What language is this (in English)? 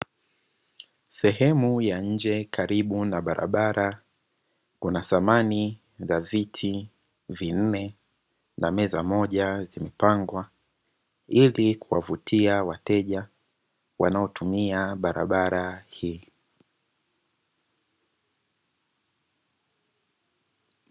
Swahili